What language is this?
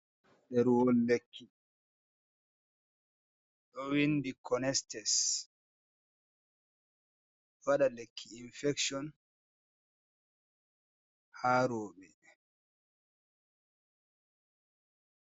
Fula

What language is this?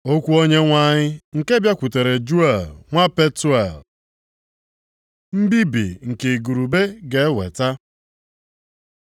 Igbo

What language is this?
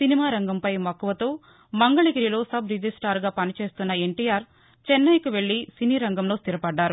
Telugu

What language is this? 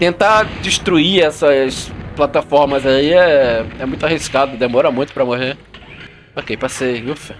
Portuguese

